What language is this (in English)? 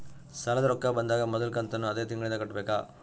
Kannada